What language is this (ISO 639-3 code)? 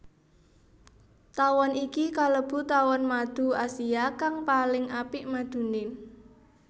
jav